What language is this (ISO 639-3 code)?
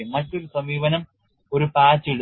mal